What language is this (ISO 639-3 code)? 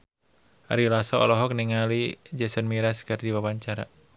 sun